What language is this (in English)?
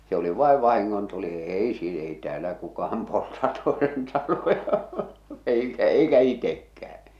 Finnish